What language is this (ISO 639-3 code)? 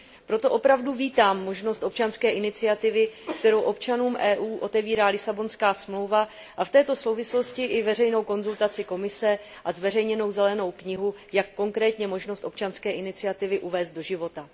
ces